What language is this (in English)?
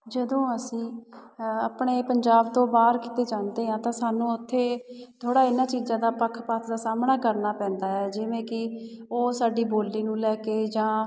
Punjabi